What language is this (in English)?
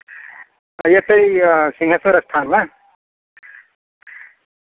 Maithili